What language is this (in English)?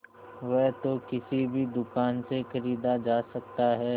Hindi